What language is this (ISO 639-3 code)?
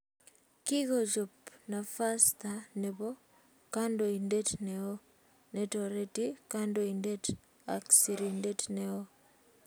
kln